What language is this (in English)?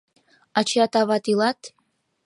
Mari